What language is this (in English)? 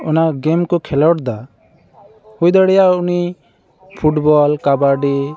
Santali